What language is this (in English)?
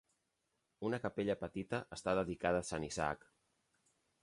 Catalan